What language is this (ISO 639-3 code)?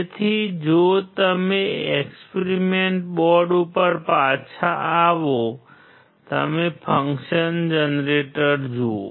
guj